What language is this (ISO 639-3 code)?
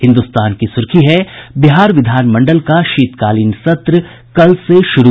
hin